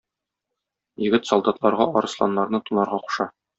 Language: Tatar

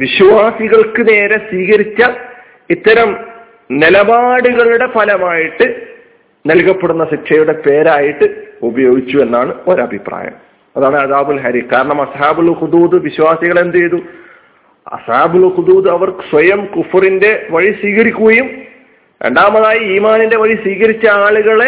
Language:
Malayalam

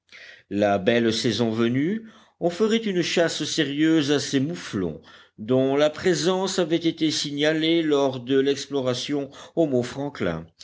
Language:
French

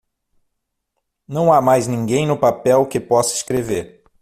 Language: Portuguese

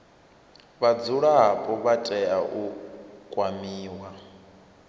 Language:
Venda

